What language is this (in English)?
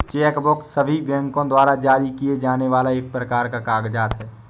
Hindi